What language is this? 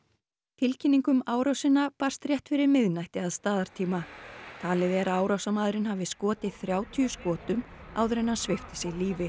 Icelandic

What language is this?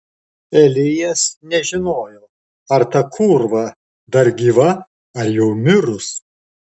Lithuanian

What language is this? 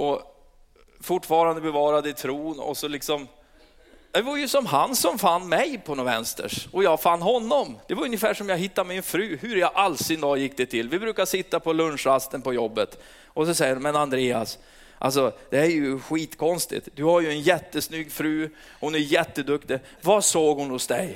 Swedish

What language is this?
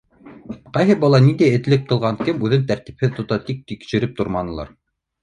Bashkir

